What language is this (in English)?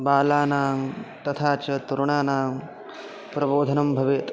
Sanskrit